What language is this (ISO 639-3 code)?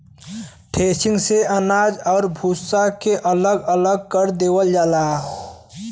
bho